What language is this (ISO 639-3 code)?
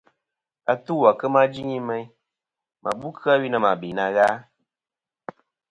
bkm